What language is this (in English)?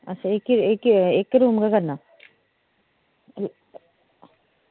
Dogri